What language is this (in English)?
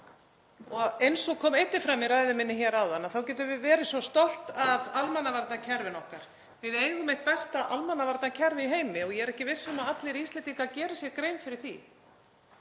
Icelandic